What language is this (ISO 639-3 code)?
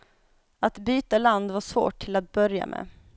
swe